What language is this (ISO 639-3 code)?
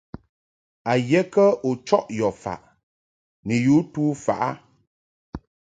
mhk